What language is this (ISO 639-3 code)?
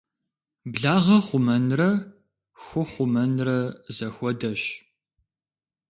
kbd